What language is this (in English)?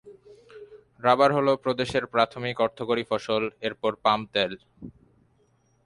Bangla